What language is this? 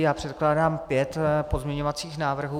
Czech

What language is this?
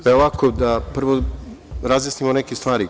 Serbian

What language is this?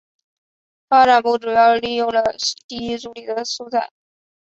Chinese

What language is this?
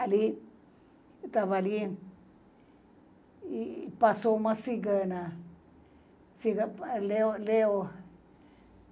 Portuguese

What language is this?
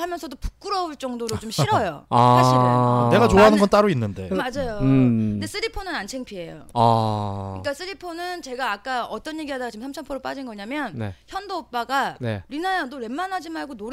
Korean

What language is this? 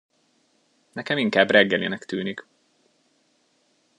Hungarian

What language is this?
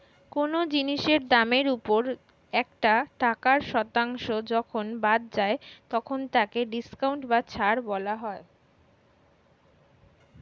Bangla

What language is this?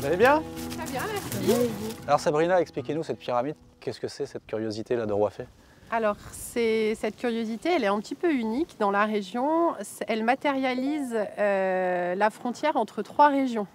French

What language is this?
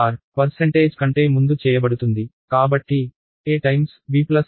Telugu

